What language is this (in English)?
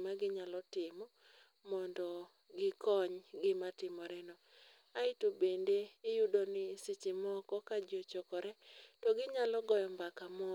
Luo (Kenya and Tanzania)